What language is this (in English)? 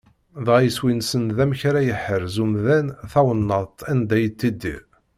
Kabyle